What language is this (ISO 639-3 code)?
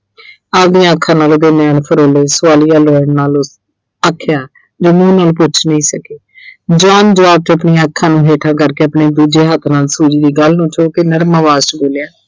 pan